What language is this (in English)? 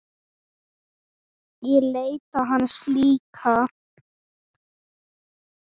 Icelandic